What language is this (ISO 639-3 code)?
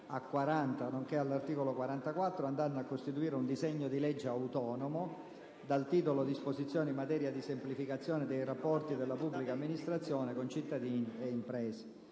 ita